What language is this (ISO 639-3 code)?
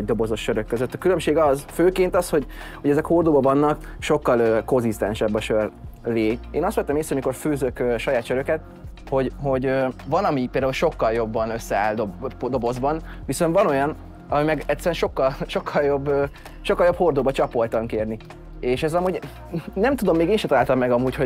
hun